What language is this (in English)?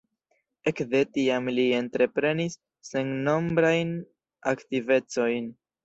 Esperanto